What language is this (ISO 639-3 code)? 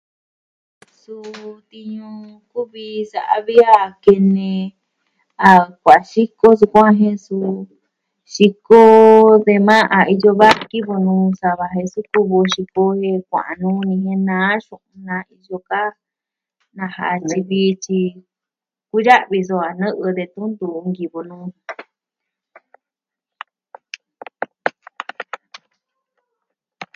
meh